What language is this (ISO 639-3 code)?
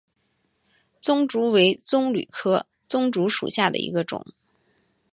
zho